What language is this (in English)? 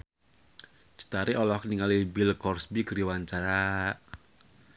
Sundanese